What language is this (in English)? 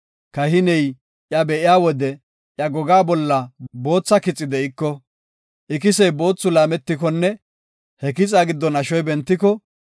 Gofa